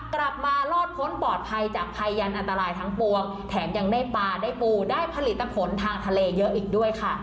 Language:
Thai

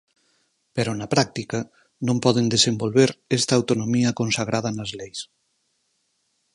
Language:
Galician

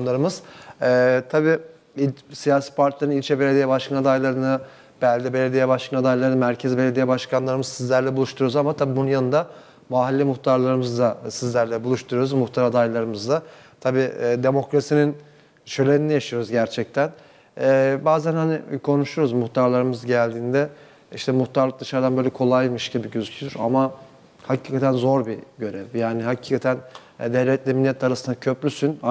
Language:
Turkish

